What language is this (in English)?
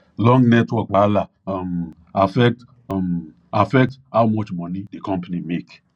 Nigerian Pidgin